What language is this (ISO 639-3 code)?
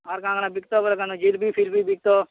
ori